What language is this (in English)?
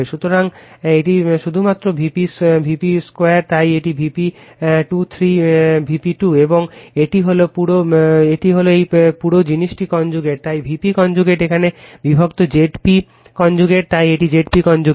Bangla